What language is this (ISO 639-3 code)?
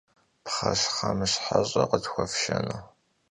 kbd